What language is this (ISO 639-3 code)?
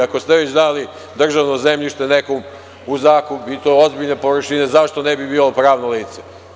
srp